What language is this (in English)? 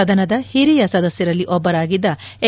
Kannada